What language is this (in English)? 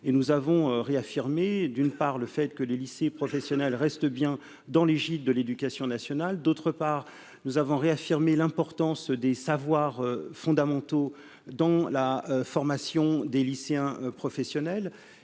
French